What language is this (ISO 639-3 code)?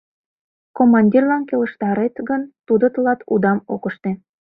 chm